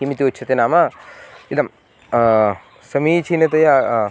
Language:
Sanskrit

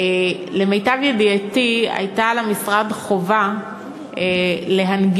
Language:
Hebrew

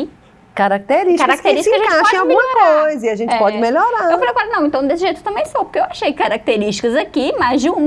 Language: Portuguese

